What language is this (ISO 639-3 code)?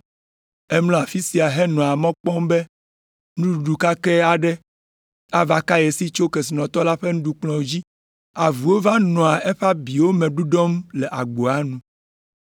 ewe